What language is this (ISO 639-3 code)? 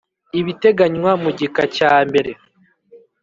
kin